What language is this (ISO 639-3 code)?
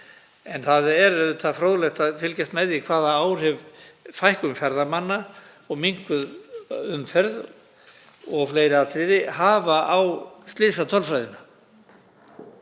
isl